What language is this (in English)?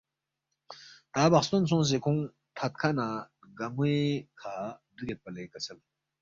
Balti